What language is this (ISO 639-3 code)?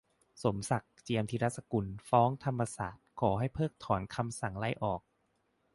tha